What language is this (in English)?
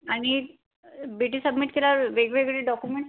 Marathi